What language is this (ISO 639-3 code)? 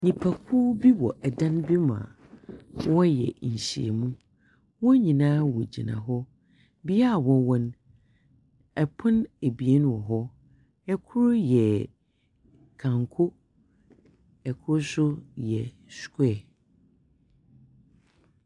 aka